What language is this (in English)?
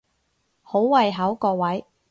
Cantonese